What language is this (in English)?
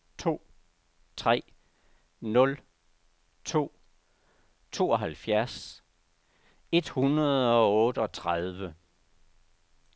Danish